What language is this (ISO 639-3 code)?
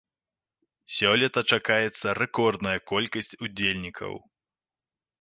bel